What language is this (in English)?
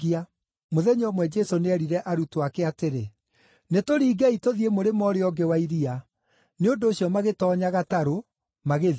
Kikuyu